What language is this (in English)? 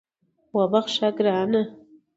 Pashto